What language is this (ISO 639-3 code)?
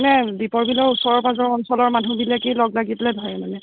asm